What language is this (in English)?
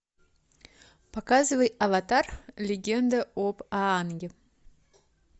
Russian